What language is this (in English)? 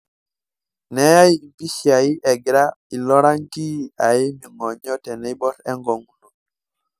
Masai